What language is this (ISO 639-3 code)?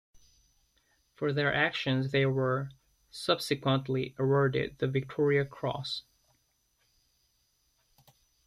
eng